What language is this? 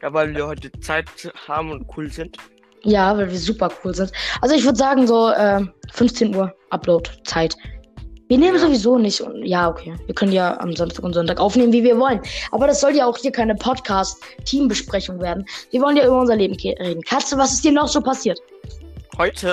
German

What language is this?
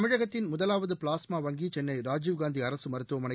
Tamil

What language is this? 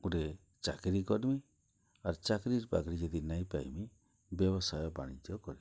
Odia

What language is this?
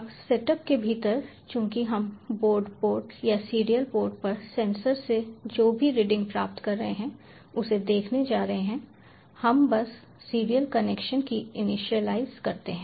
Hindi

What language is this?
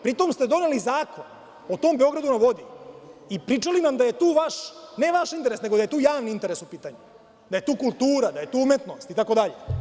Serbian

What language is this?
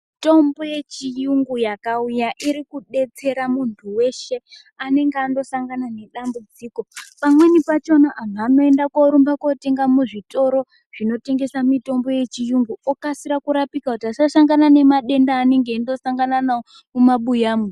Ndau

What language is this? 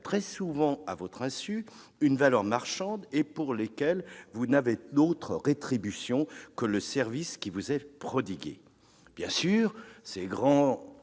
French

